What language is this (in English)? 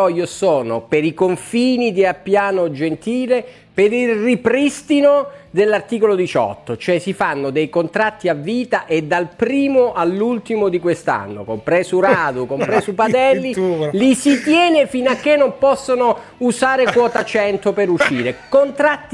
Italian